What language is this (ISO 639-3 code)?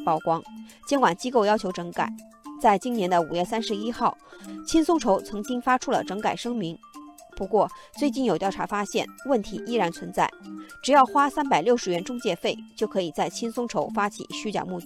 zho